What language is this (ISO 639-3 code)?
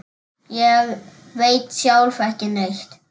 isl